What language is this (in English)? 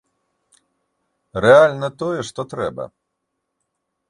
Belarusian